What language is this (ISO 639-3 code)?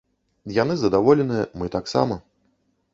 bel